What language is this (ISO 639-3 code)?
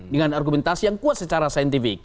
ind